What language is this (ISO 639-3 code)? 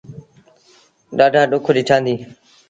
sbn